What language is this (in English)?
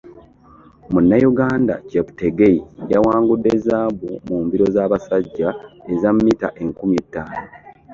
Ganda